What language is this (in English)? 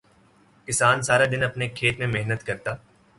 Urdu